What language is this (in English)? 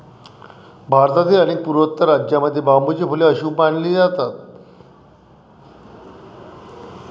Marathi